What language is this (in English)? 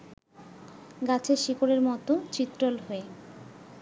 Bangla